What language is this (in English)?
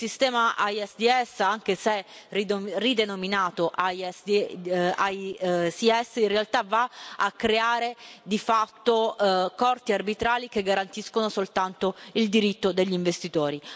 Italian